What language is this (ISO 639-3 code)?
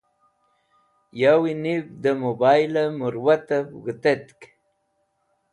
wbl